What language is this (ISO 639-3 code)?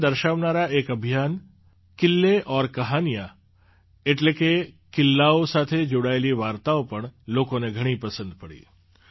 guj